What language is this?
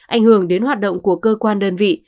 Vietnamese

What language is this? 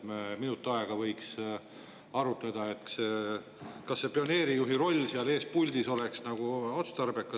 Estonian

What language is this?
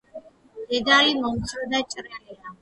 Georgian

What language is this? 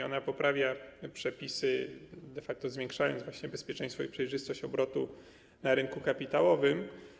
Polish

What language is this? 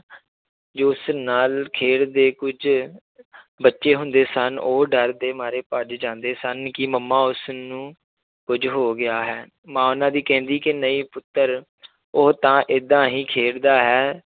Punjabi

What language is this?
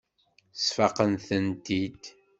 Kabyle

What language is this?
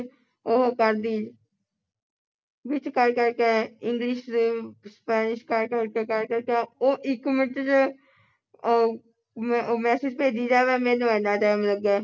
Punjabi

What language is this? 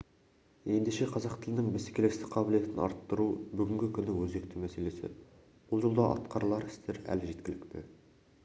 Kazakh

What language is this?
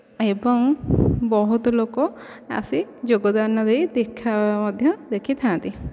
Odia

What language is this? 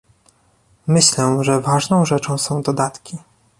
Polish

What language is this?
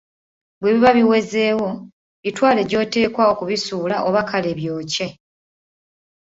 Ganda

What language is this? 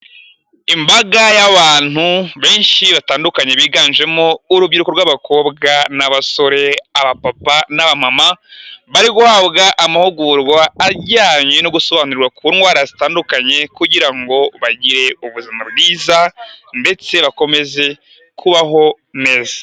Kinyarwanda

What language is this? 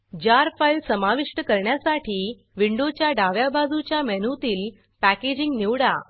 Marathi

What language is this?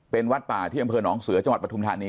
Thai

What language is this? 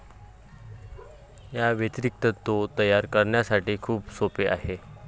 Marathi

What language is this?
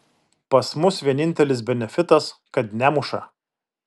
Lithuanian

